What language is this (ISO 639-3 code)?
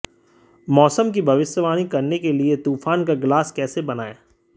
hin